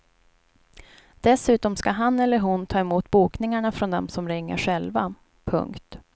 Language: Swedish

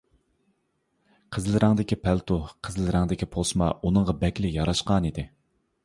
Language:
Uyghur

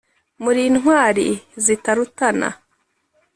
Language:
Kinyarwanda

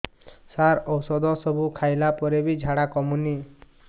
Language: Odia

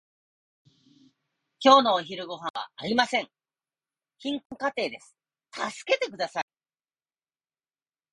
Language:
Japanese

